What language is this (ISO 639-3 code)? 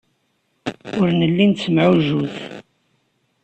kab